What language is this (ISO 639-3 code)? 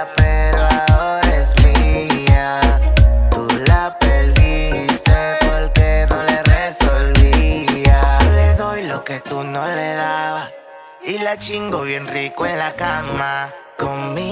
vie